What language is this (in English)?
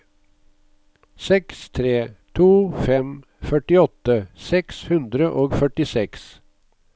Norwegian